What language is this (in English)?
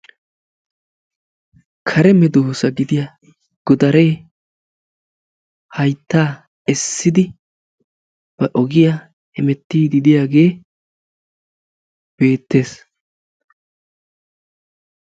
Wolaytta